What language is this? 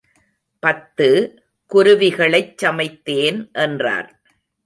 Tamil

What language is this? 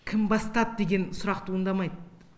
Kazakh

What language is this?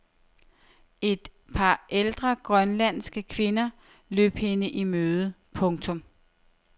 Danish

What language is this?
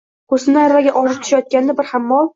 Uzbek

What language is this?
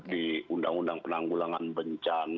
Indonesian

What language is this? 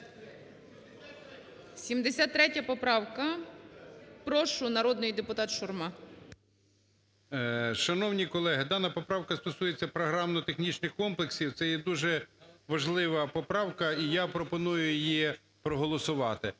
Ukrainian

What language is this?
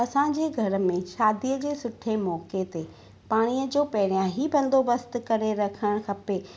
Sindhi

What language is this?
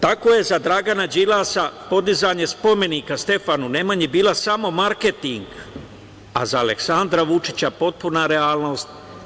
Serbian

